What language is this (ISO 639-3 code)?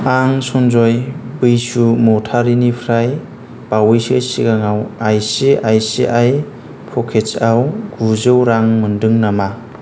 brx